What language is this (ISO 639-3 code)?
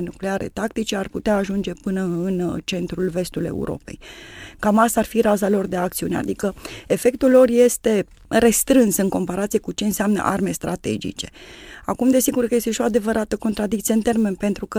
ron